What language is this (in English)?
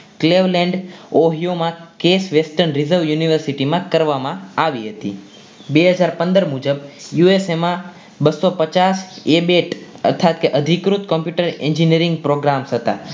Gujarati